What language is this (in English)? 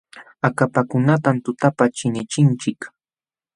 Jauja Wanca Quechua